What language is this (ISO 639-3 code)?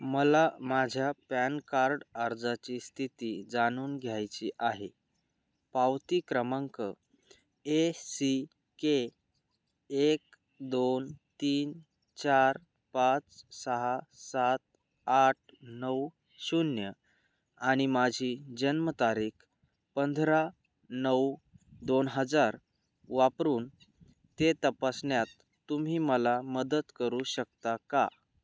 mar